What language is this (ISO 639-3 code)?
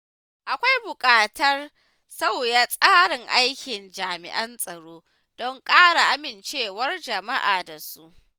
hau